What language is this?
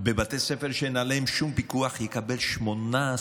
Hebrew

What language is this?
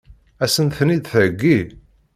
Kabyle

